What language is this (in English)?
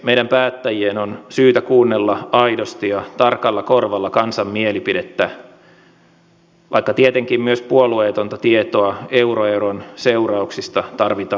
Finnish